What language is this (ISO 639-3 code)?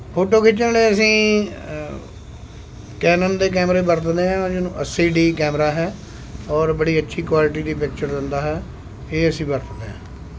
pan